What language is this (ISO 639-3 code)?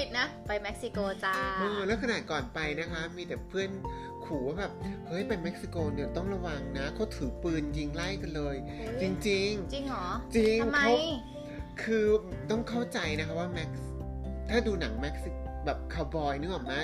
tha